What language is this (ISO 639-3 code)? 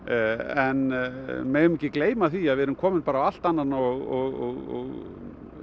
isl